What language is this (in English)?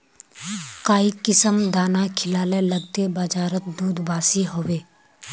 Magahi